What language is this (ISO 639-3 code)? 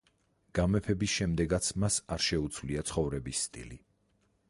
kat